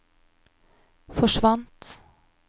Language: Norwegian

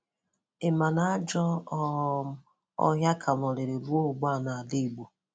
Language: Igbo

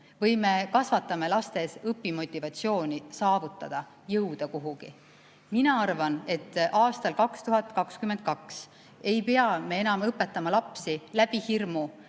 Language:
Estonian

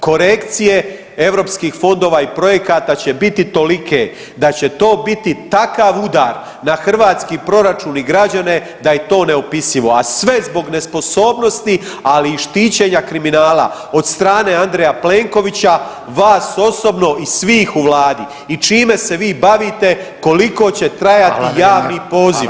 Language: Croatian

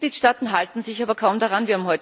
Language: German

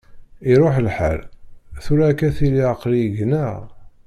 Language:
Kabyle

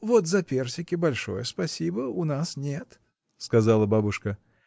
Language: Russian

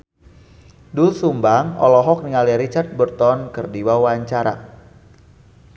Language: Sundanese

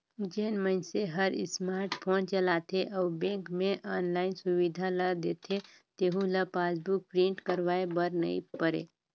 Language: Chhattisgarhi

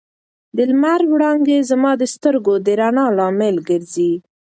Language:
Pashto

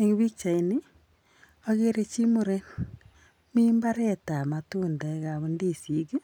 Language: Kalenjin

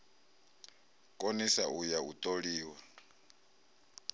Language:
Venda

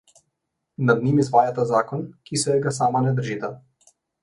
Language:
Slovenian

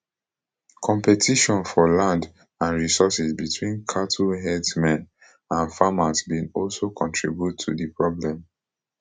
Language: Nigerian Pidgin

